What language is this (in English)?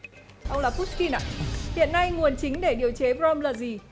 Vietnamese